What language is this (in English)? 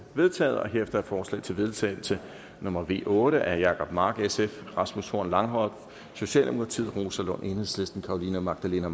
Danish